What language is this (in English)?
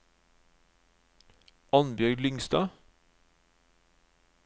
Norwegian